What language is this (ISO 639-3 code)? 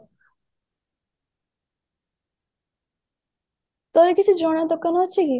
ori